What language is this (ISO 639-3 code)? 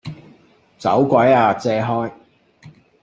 yue